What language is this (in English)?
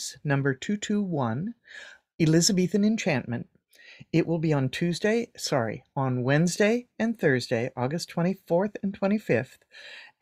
English